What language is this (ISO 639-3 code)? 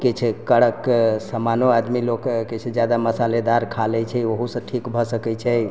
mai